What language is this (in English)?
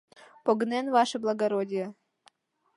Mari